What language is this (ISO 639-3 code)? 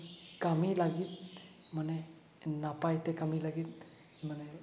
sat